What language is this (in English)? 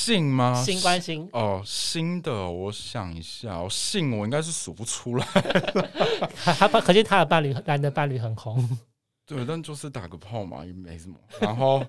Chinese